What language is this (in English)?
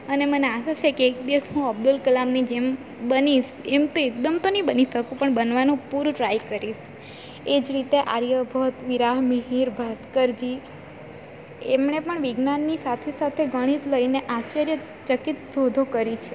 Gujarati